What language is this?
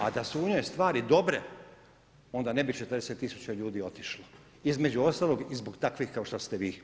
Croatian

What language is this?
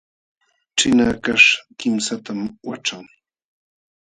Jauja Wanca Quechua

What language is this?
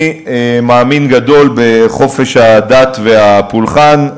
Hebrew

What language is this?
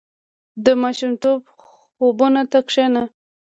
Pashto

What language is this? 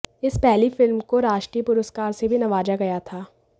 Hindi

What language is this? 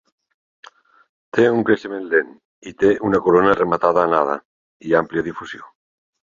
Catalan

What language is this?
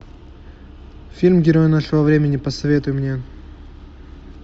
Russian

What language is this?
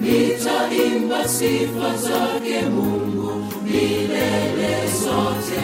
Swahili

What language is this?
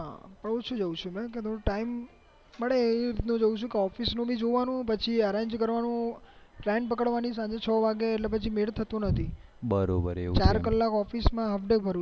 Gujarati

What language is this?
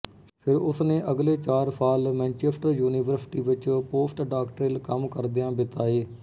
Punjabi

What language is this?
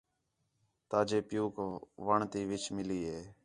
Khetrani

